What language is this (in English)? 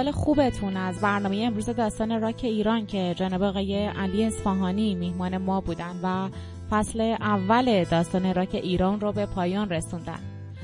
Persian